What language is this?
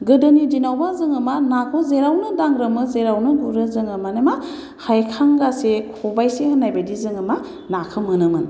Bodo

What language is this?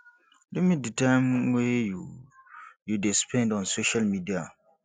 Nigerian Pidgin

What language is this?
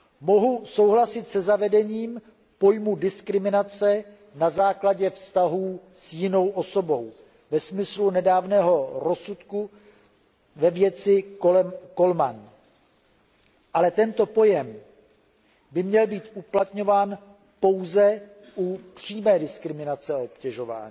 Czech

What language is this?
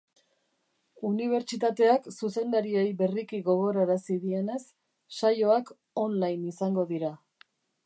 Basque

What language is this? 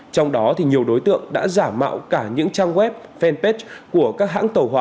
Vietnamese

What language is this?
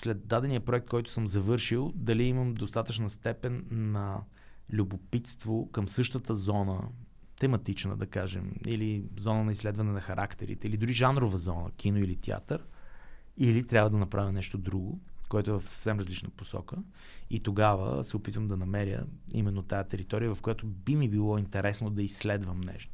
Bulgarian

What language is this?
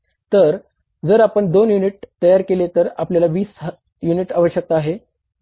Marathi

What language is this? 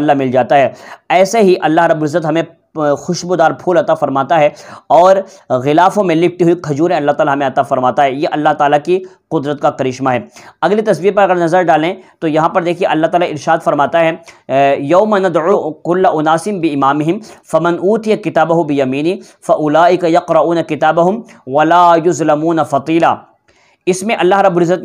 Indonesian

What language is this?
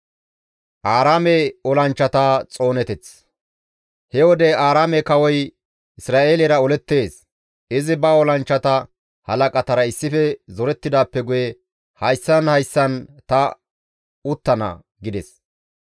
Gamo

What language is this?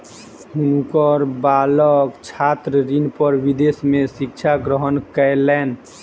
Maithili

